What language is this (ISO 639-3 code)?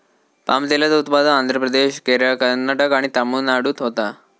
mar